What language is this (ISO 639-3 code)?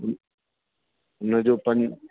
snd